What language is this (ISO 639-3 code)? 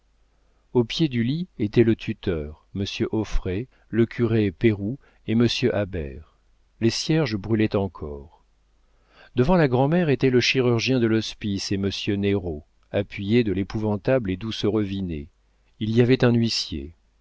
fra